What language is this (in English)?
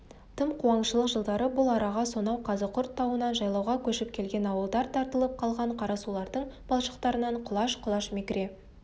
Kazakh